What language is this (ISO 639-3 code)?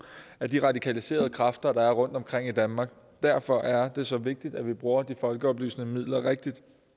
dan